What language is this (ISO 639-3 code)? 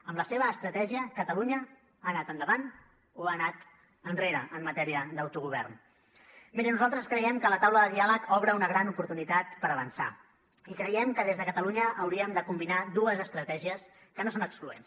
cat